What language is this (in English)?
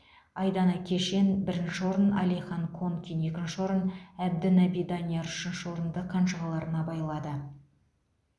Kazakh